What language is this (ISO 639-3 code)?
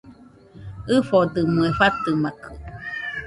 hux